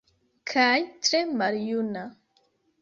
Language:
Esperanto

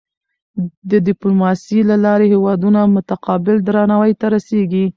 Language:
Pashto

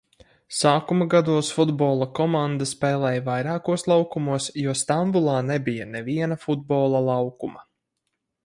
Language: Latvian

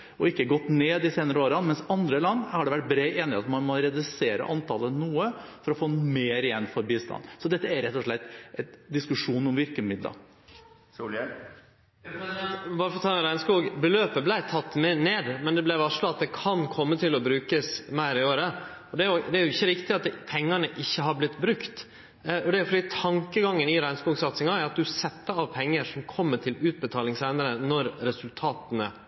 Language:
Norwegian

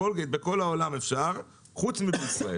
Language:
Hebrew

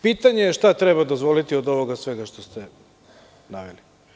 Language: Serbian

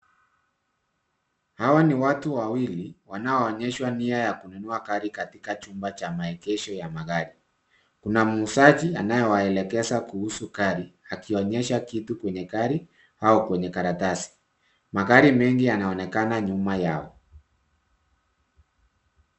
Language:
Swahili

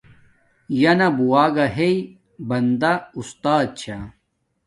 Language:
Domaaki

